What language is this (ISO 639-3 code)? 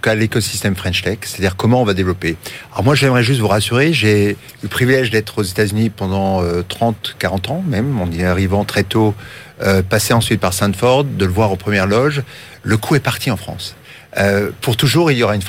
fra